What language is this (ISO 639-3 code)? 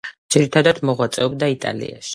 kat